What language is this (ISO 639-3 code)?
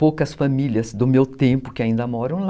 por